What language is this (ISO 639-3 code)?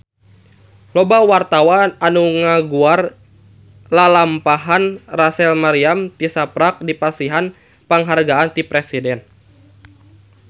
sun